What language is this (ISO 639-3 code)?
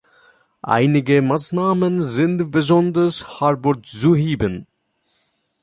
deu